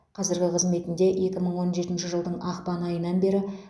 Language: Kazakh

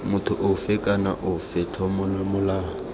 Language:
Tswana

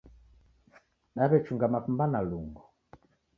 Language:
Taita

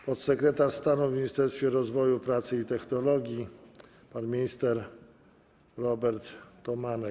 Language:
Polish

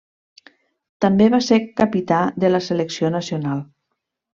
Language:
Catalan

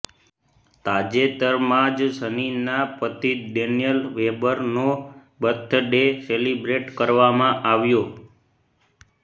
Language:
Gujarati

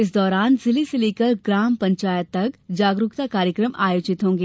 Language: Hindi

